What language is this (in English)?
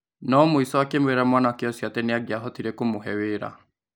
Kikuyu